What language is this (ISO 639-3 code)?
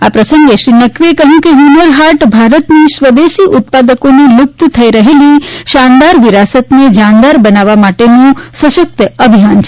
guj